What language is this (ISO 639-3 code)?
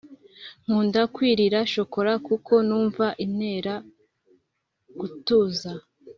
kin